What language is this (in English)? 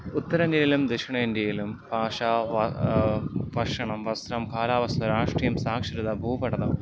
Malayalam